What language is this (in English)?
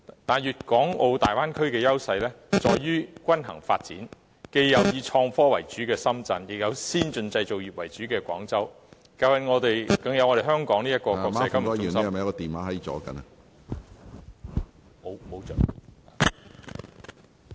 Cantonese